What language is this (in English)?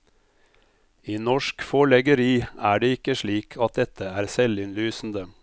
Norwegian